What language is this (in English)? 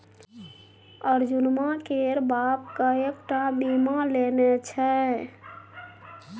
Maithili